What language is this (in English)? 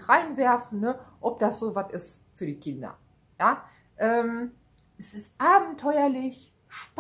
German